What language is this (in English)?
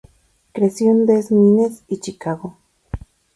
Spanish